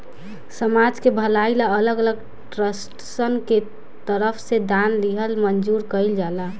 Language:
Bhojpuri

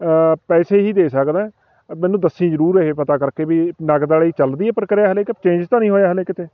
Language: Punjabi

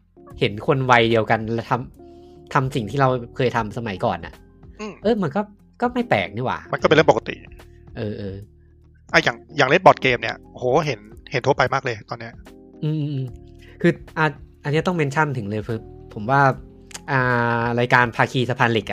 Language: Thai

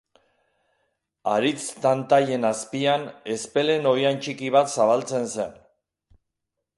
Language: Basque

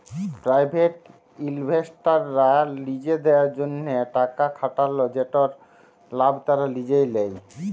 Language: Bangla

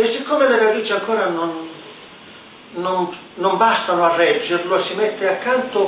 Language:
Italian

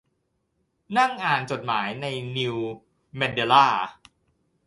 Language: Thai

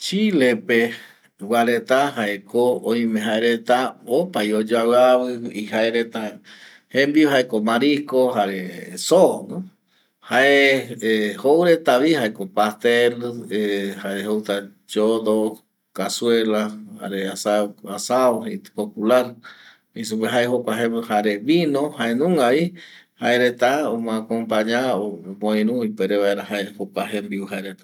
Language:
Eastern Bolivian Guaraní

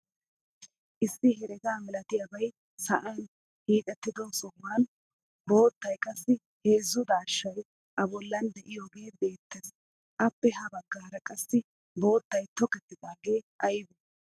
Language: Wolaytta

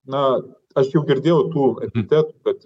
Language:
Lithuanian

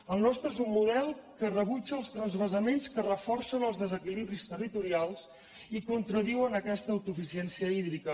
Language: Catalan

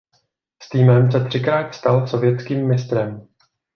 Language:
Czech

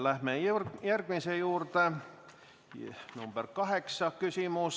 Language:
Estonian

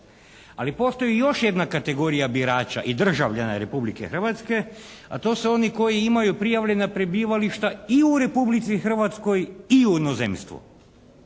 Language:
Croatian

